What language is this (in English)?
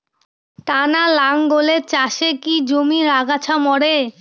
Bangla